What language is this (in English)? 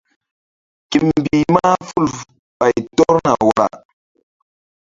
Mbum